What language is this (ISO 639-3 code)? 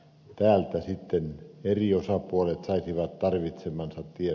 fin